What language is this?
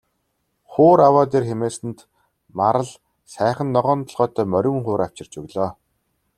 Mongolian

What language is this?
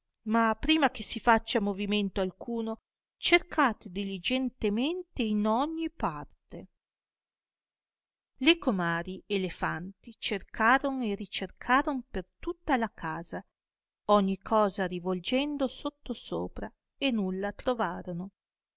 Italian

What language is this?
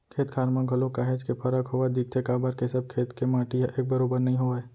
Chhattisgarhi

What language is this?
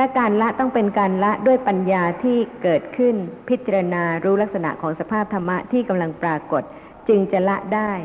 Thai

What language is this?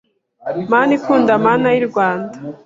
Kinyarwanda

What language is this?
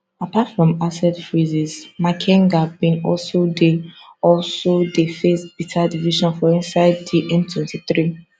Nigerian Pidgin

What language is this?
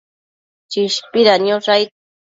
Matsés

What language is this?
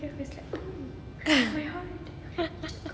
English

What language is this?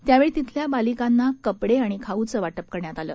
Marathi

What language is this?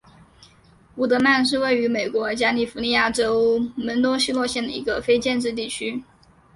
Chinese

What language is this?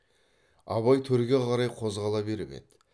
Kazakh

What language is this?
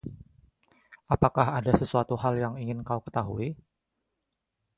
Indonesian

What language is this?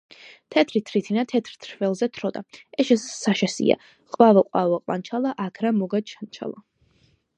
Georgian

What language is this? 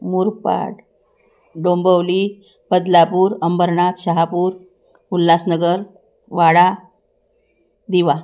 Marathi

